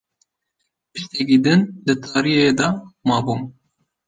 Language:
Kurdish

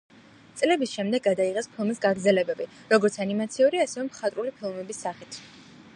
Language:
Georgian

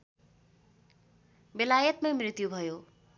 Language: Nepali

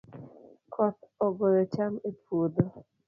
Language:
Luo (Kenya and Tanzania)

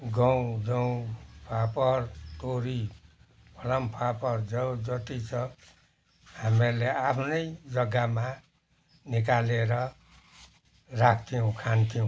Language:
Nepali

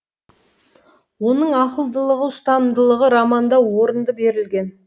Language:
Kazakh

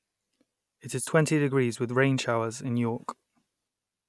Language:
English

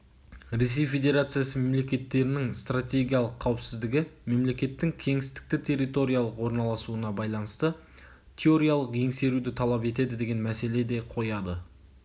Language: Kazakh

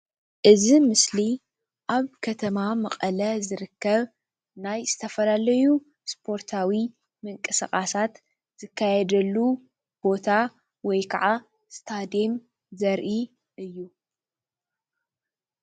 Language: Tigrinya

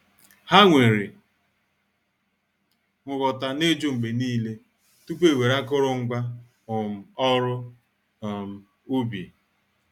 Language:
Igbo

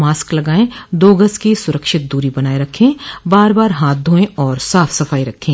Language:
Hindi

